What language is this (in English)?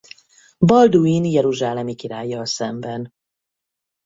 Hungarian